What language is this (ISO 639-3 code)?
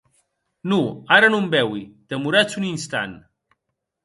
oci